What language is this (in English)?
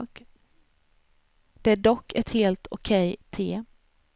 Swedish